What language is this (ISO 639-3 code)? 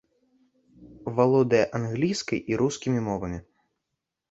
bel